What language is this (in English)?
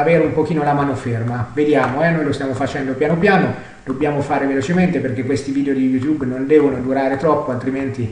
Italian